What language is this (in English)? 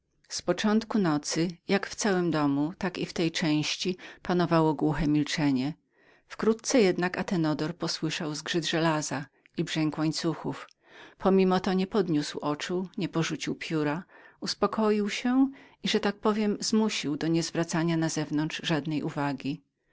Polish